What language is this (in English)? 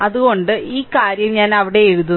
Malayalam